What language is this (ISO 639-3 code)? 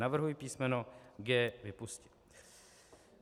ces